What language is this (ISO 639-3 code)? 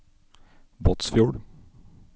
nor